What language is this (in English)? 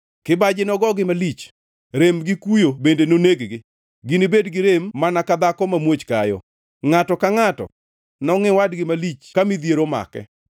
Luo (Kenya and Tanzania)